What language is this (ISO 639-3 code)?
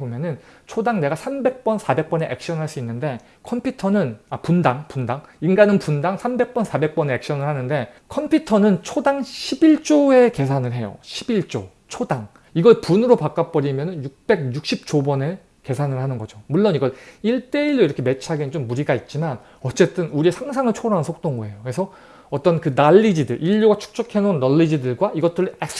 kor